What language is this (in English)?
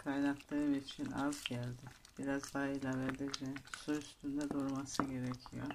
Turkish